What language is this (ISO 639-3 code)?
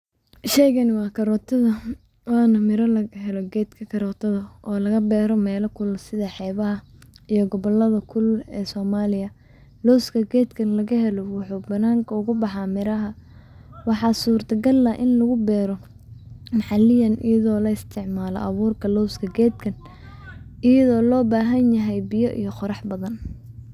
som